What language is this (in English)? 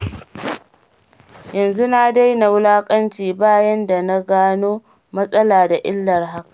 Hausa